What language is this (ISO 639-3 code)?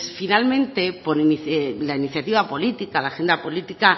spa